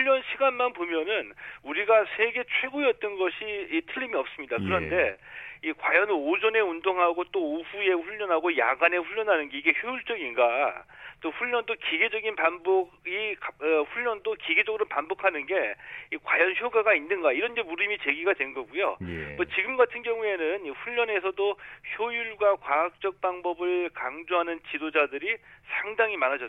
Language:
Korean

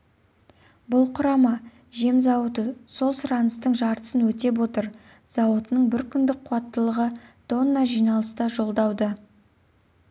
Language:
Kazakh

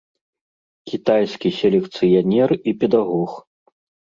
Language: Belarusian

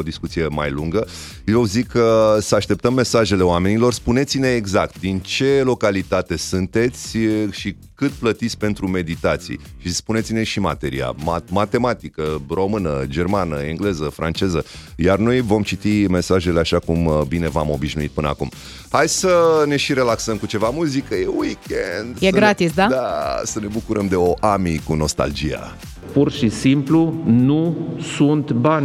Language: Romanian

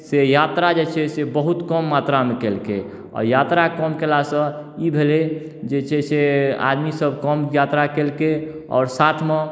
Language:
Maithili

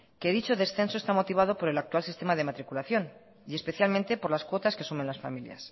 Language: Spanish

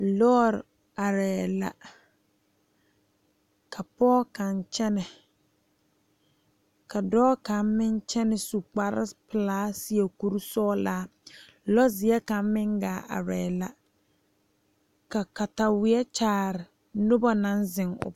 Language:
Southern Dagaare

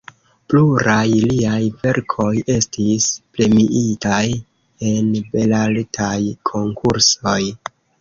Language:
Esperanto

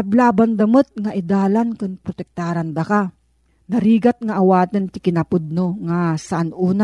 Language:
Filipino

